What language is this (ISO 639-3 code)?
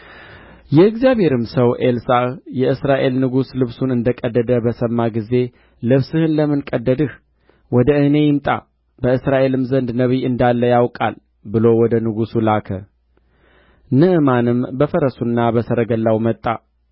amh